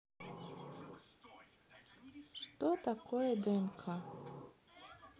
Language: Russian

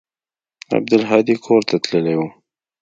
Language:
Pashto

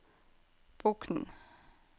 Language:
Norwegian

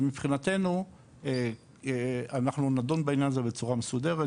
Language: Hebrew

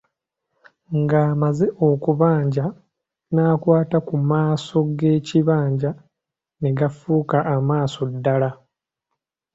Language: Ganda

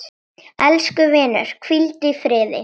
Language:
Icelandic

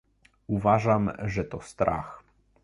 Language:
Polish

